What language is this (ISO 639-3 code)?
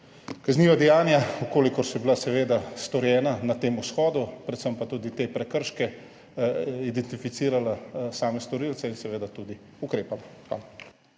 slv